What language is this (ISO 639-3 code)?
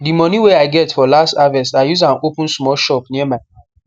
pcm